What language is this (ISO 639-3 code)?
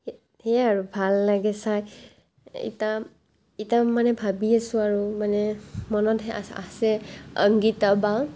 asm